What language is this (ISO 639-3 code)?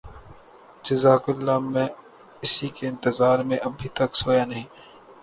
urd